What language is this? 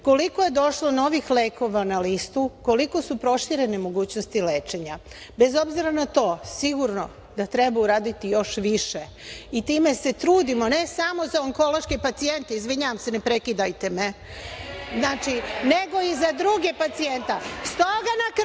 Serbian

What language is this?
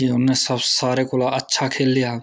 Dogri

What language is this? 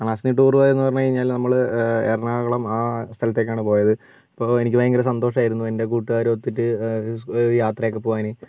Malayalam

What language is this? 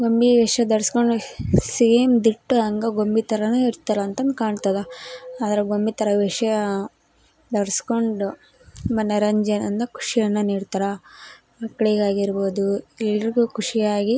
Kannada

